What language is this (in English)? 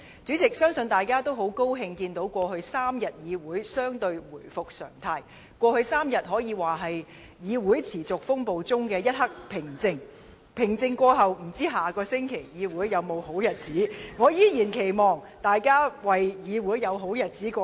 Cantonese